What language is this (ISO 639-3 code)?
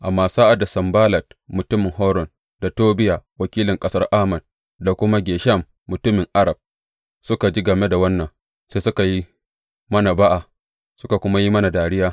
hau